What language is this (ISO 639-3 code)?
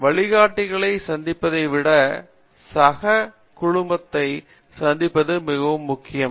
tam